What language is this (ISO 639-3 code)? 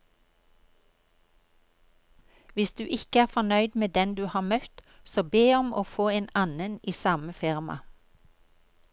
nor